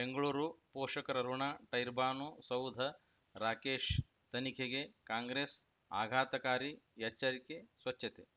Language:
Kannada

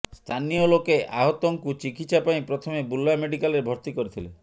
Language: Odia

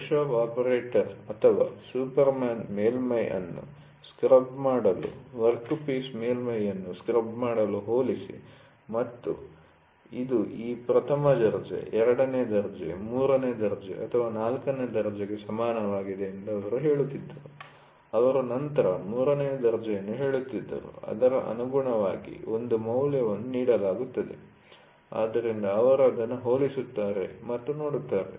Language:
Kannada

